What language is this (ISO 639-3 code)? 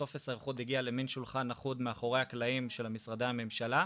heb